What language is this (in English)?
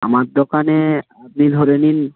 Bangla